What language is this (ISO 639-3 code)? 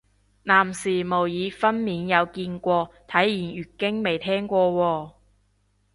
yue